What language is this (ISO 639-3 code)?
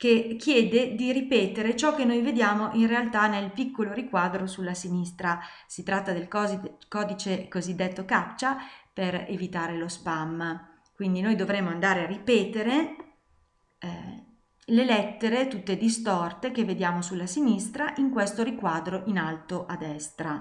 ita